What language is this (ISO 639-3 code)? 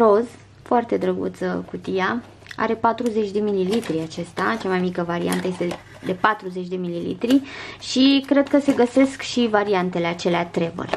ron